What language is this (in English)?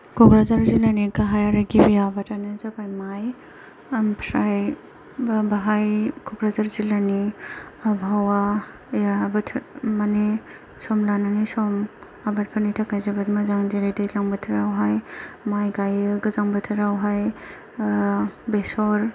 Bodo